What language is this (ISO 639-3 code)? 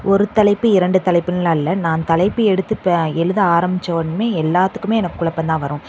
tam